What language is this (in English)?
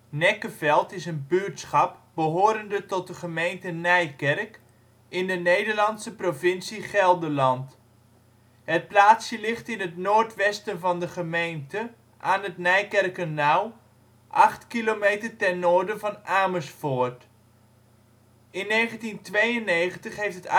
Dutch